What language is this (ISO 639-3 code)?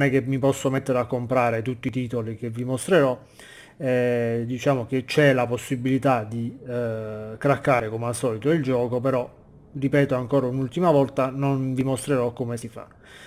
ita